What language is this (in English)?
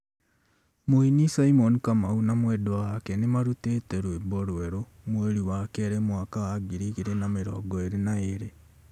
Kikuyu